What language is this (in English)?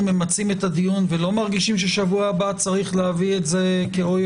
Hebrew